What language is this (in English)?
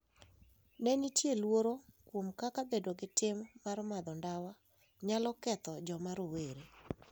Luo (Kenya and Tanzania)